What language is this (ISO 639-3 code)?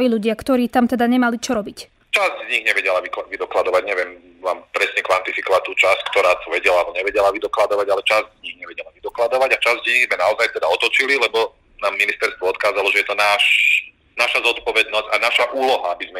slk